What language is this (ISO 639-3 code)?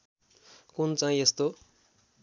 nep